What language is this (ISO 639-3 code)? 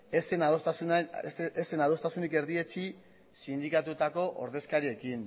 eus